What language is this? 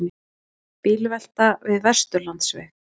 Icelandic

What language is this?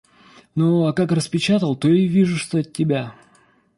Russian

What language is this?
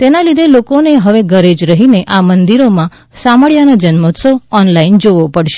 Gujarati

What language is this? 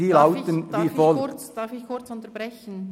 Swiss German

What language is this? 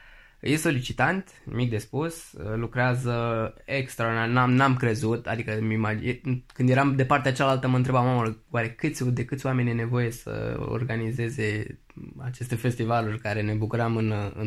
Romanian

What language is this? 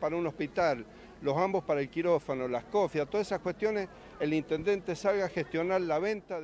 Spanish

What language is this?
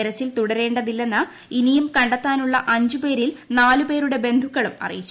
Malayalam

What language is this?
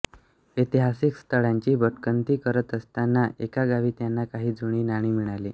Marathi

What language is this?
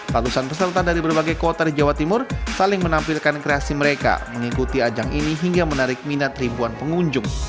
Indonesian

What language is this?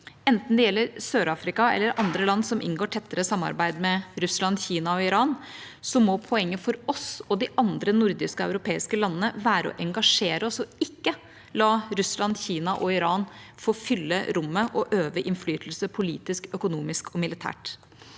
Norwegian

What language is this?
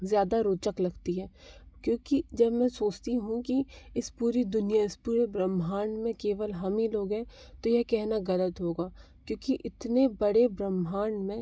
Hindi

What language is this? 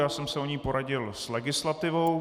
Czech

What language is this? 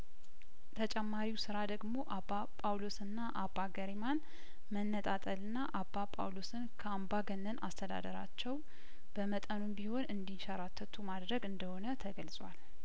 Amharic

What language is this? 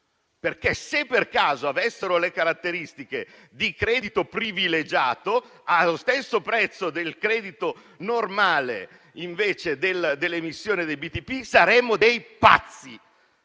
Italian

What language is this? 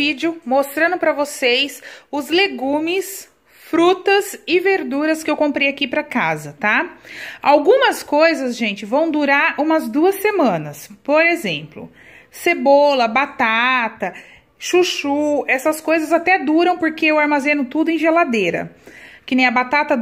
Portuguese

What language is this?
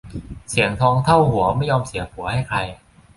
Thai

